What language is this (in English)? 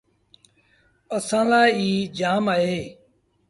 Sindhi Bhil